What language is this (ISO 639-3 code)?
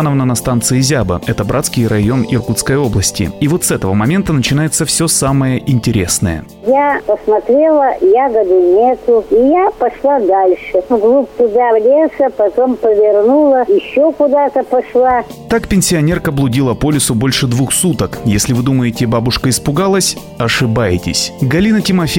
rus